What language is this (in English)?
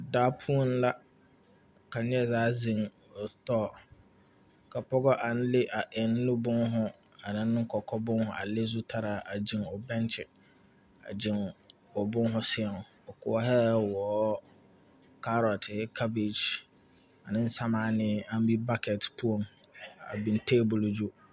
Southern Dagaare